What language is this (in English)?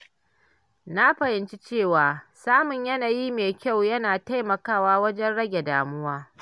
Hausa